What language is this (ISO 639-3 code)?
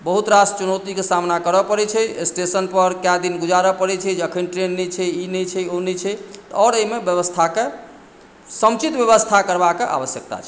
mai